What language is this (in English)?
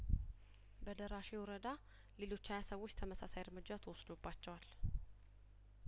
Amharic